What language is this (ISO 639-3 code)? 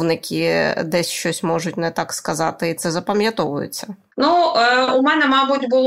ukr